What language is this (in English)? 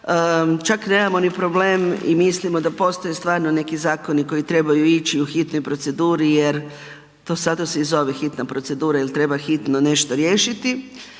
Croatian